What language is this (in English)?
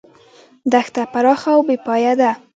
Pashto